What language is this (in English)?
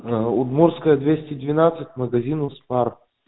Russian